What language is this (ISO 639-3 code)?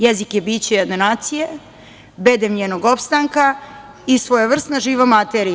srp